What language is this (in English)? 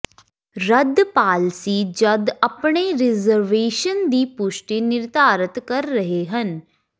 Punjabi